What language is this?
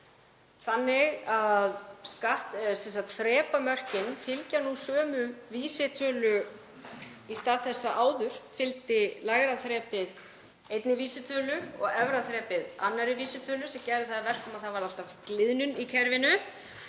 Icelandic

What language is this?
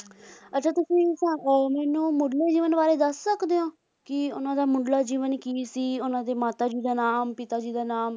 Punjabi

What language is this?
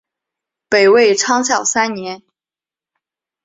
Chinese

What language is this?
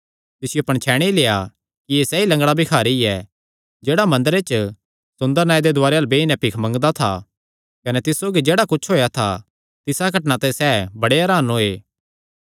Kangri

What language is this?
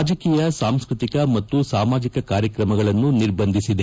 Kannada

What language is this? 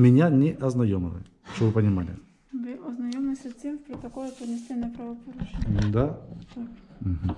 Russian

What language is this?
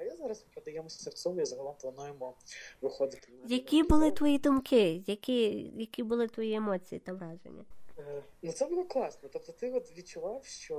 Ukrainian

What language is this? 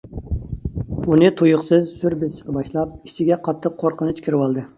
Uyghur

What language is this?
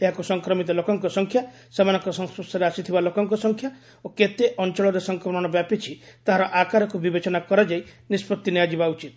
Odia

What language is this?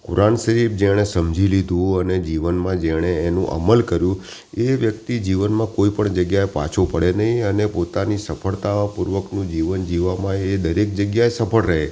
Gujarati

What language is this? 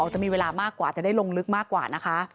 Thai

